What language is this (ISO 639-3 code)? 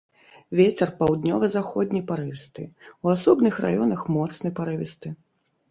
bel